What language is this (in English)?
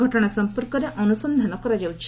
Odia